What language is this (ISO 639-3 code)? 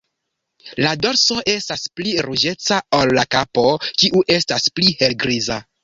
epo